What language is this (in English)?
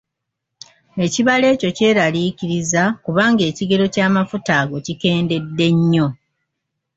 Ganda